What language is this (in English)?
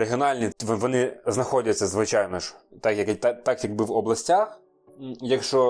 Ukrainian